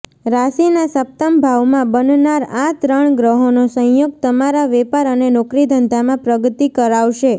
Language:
Gujarati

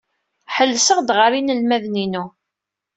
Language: Kabyle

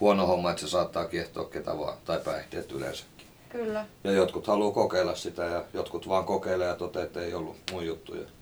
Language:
Finnish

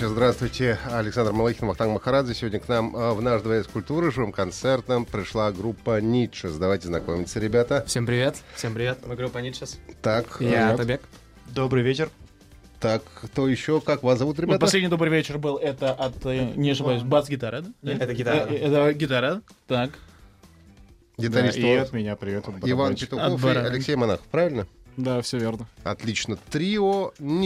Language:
Russian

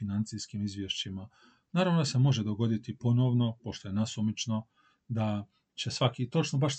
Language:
Croatian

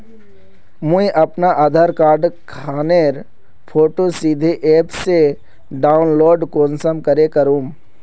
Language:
Magahi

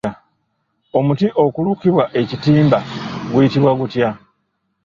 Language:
Ganda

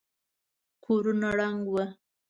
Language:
Pashto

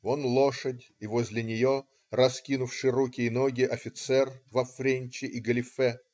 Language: Russian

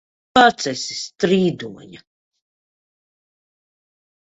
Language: Latvian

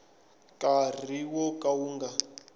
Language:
Tsonga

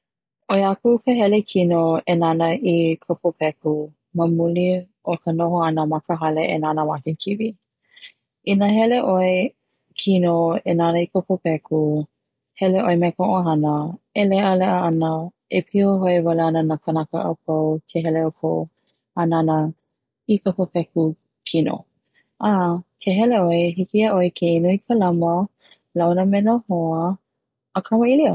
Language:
Hawaiian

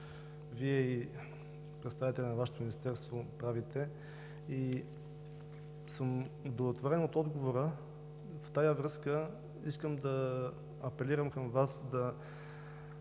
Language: Bulgarian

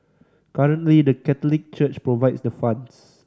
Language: English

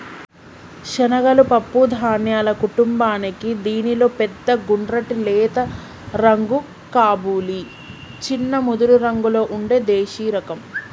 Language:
Telugu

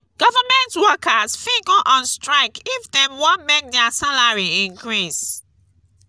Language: Nigerian Pidgin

